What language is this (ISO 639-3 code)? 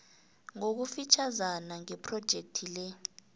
nbl